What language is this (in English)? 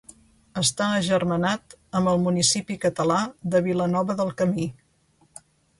Catalan